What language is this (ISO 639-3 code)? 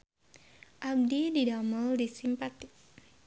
sun